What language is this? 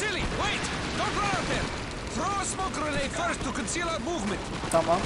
Turkish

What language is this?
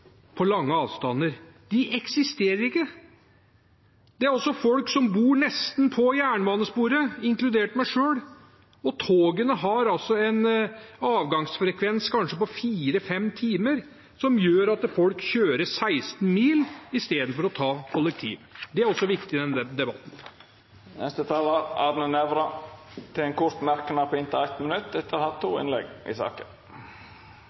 Norwegian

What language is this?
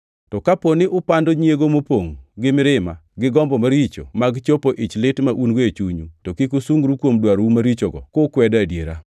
Luo (Kenya and Tanzania)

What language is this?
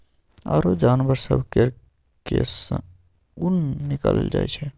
Maithili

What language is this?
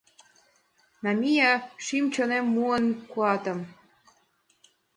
Mari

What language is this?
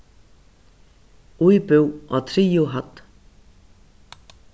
Faroese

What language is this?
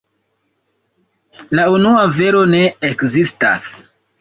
Esperanto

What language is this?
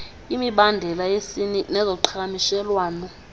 Xhosa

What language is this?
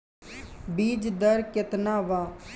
Bhojpuri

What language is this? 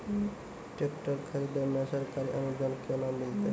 Maithili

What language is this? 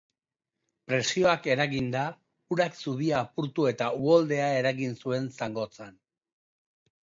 Basque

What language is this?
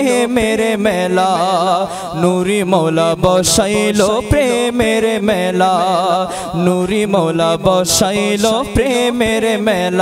Hindi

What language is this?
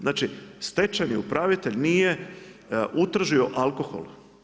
Croatian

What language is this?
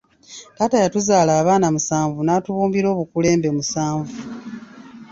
Ganda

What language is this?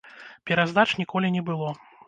Belarusian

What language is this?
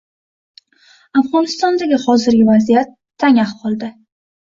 Uzbek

